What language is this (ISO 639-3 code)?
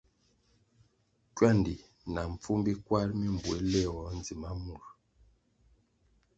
nmg